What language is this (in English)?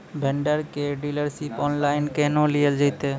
Maithili